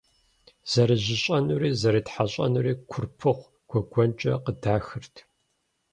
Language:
Kabardian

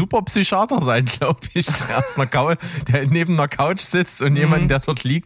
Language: German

